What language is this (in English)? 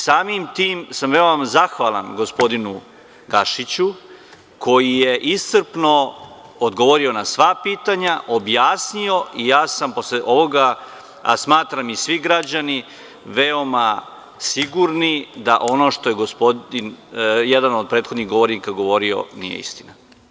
Serbian